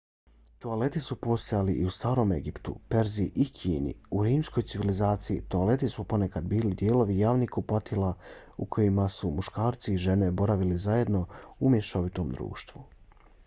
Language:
Bosnian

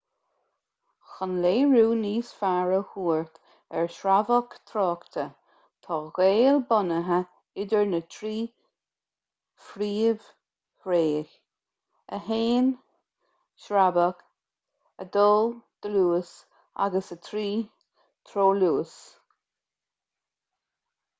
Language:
Irish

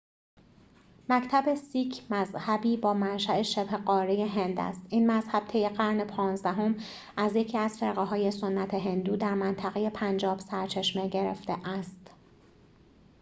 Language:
Persian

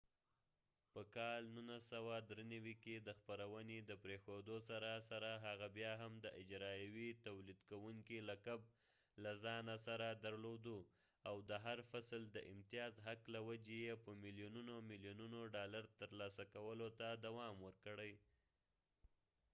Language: Pashto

